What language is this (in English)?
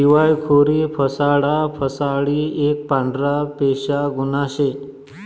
Marathi